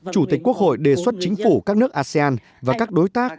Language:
Vietnamese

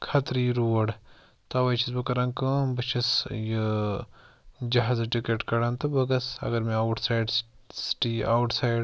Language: Kashmiri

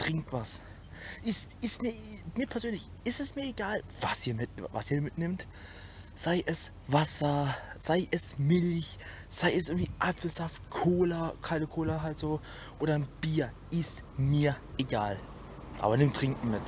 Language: German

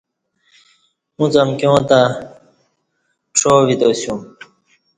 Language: Kati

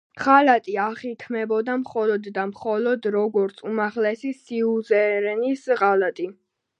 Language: Georgian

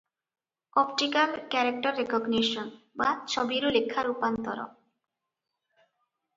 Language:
Odia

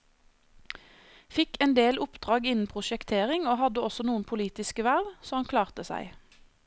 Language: Norwegian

